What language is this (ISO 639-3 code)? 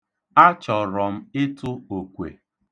ibo